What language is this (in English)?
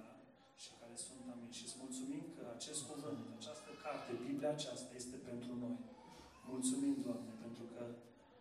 Romanian